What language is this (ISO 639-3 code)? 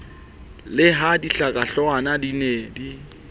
sot